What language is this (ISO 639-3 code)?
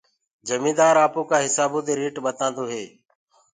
ggg